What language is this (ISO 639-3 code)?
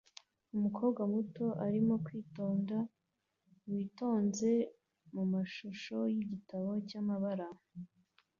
kin